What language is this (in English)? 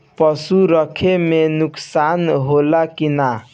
Bhojpuri